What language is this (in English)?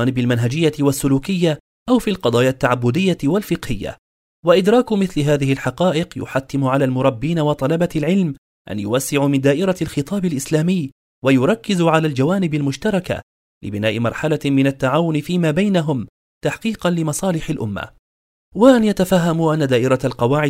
Arabic